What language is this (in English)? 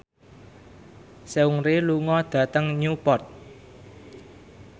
Javanese